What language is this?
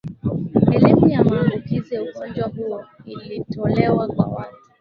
Swahili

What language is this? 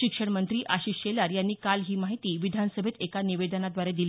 Marathi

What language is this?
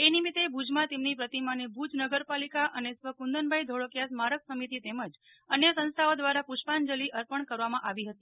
Gujarati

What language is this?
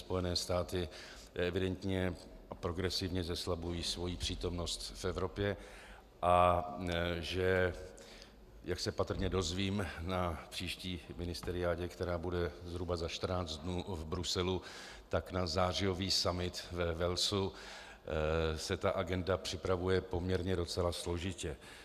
Czech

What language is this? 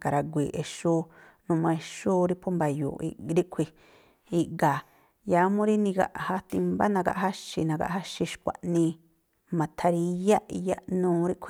Tlacoapa Me'phaa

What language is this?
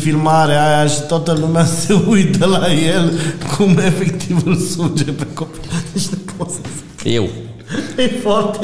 Romanian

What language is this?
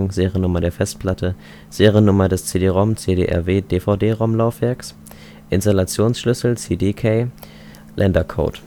German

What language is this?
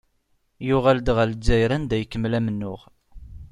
Kabyle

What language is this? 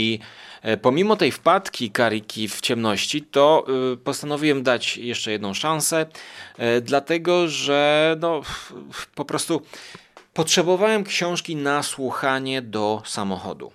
Polish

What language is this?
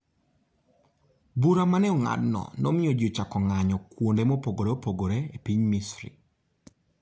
Luo (Kenya and Tanzania)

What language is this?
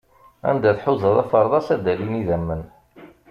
Kabyle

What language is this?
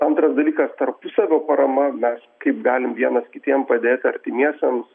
Lithuanian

